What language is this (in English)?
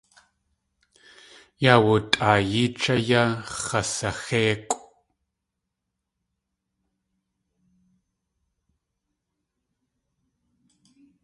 Tlingit